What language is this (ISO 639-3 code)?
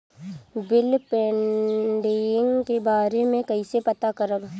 bho